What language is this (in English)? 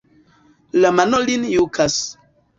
Esperanto